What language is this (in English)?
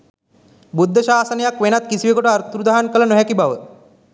Sinhala